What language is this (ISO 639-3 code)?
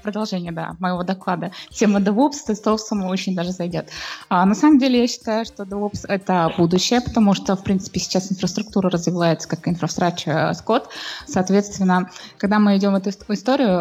rus